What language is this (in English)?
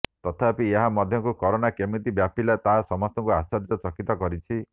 Odia